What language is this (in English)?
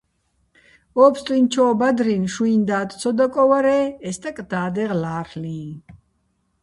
Bats